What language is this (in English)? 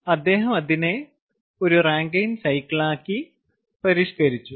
Malayalam